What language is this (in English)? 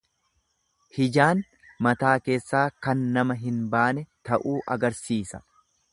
Oromo